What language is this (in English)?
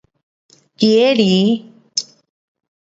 Pu-Xian Chinese